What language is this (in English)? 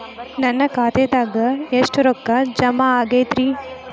Kannada